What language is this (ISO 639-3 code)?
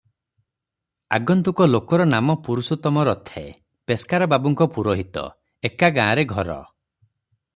ori